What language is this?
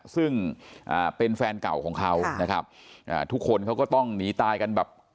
Thai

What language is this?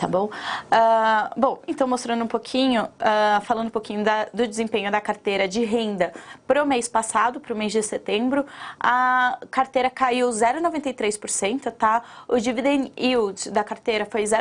Portuguese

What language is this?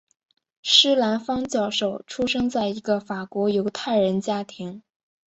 Chinese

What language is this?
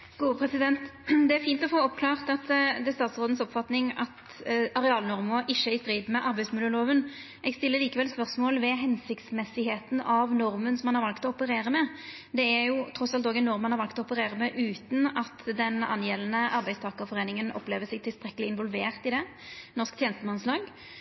Norwegian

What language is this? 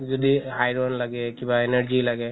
Assamese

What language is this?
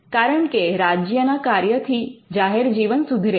Gujarati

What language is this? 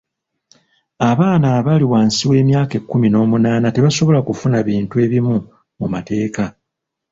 Ganda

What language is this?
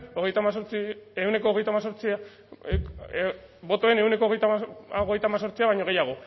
Basque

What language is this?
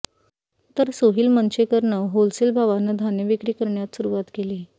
Marathi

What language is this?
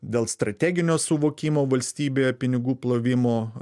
Lithuanian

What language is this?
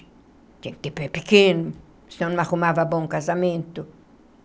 Portuguese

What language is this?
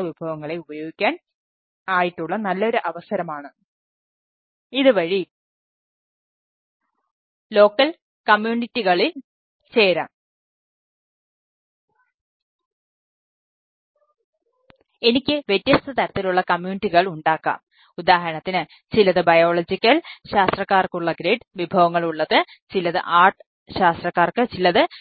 Malayalam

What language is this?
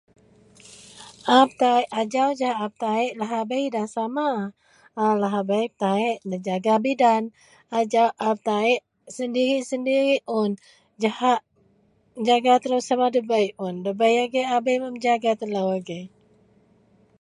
Central Melanau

